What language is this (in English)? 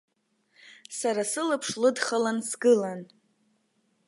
Abkhazian